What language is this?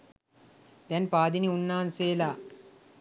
Sinhala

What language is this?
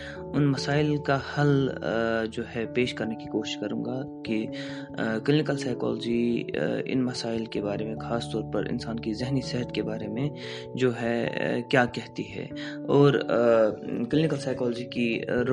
Urdu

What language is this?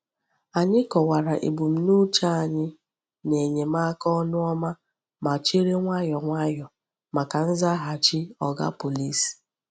Igbo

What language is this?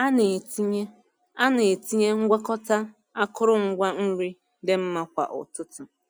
Igbo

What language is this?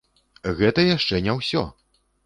Belarusian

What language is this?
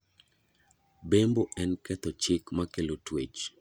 Luo (Kenya and Tanzania)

